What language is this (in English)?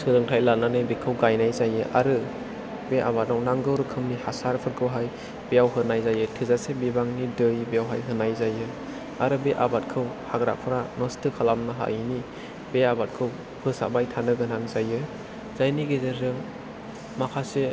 Bodo